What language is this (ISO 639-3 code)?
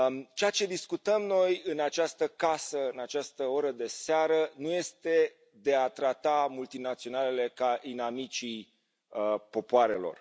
ron